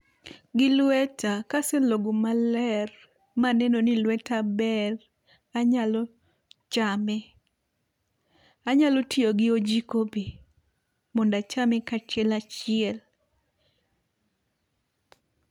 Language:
Luo (Kenya and Tanzania)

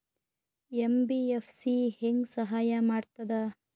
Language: Kannada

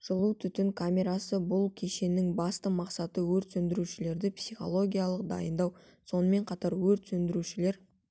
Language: Kazakh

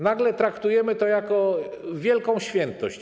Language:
Polish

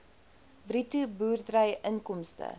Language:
Afrikaans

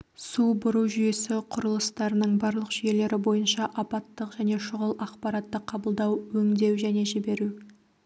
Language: Kazakh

